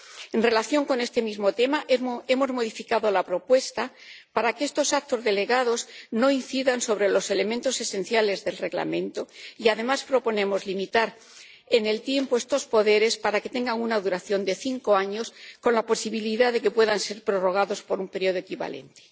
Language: Spanish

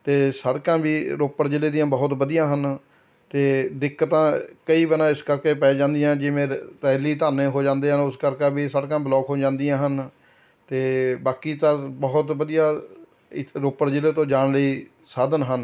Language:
Punjabi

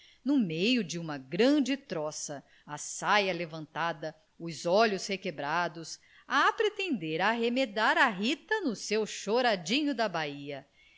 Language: Portuguese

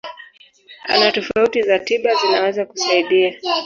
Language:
Swahili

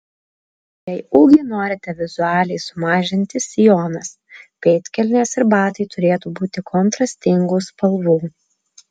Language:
Lithuanian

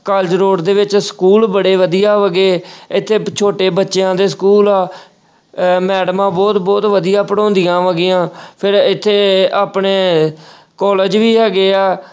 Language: Punjabi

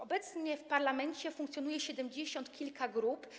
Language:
Polish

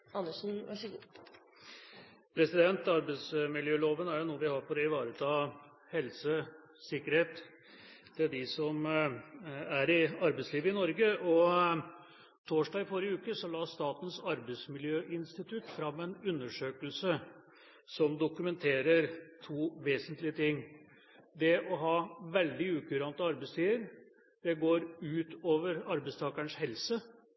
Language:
Norwegian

